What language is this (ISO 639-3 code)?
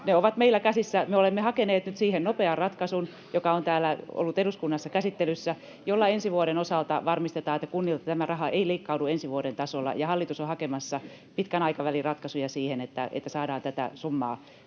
fin